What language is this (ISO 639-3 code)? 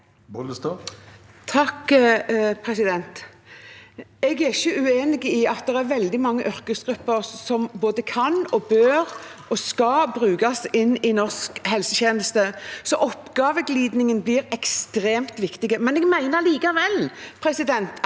nor